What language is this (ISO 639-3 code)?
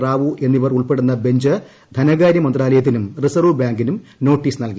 mal